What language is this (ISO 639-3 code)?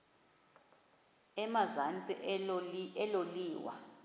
xho